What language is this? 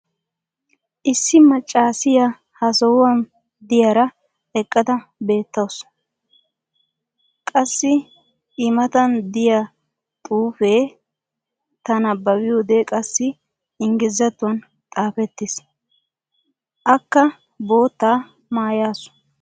Wolaytta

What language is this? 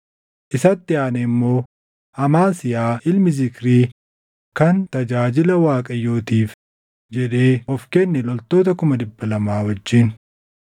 Oromo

